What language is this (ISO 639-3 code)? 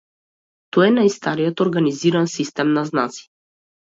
mkd